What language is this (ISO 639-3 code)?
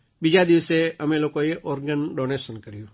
guj